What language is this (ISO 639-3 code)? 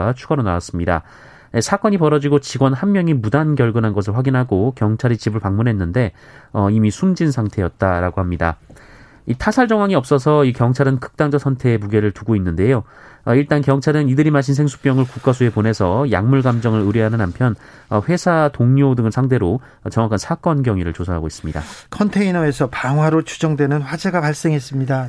kor